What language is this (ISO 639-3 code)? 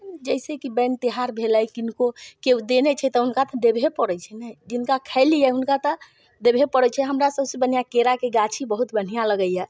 mai